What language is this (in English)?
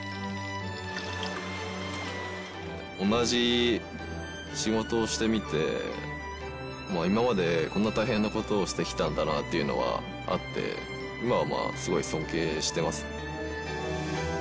Japanese